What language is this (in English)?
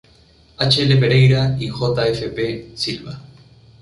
Spanish